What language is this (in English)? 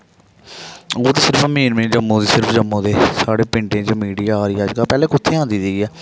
Dogri